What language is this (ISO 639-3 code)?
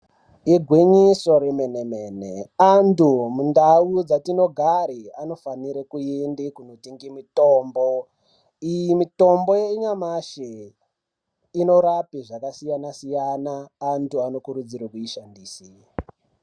ndc